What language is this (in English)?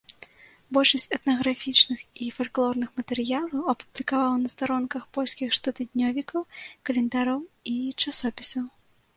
Belarusian